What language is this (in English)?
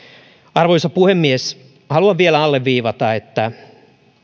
Finnish